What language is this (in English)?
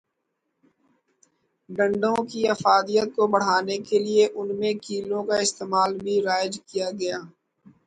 Urdu